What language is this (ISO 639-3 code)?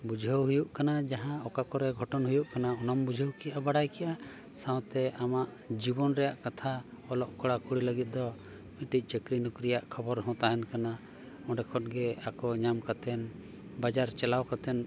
sat